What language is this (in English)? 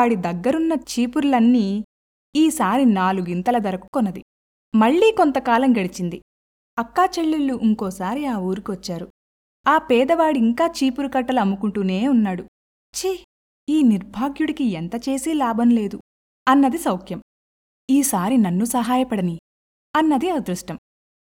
Telugu